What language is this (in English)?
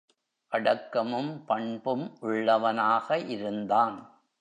Tamil